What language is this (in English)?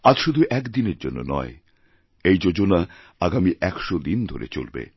Bangla